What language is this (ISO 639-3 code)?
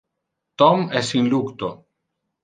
ina